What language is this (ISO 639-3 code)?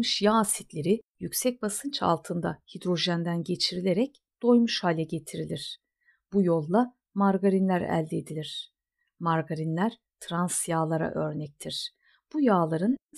tur